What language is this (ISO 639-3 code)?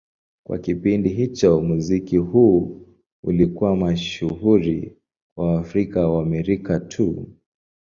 swa